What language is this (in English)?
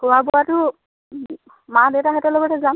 Assamese